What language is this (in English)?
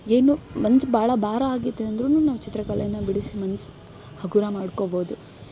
Kannada